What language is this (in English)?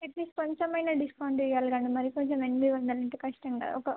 Telugu